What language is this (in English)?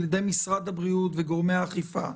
Hebrew